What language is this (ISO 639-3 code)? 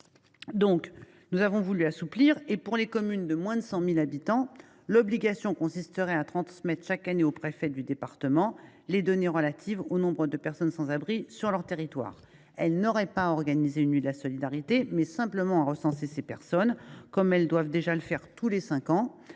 fra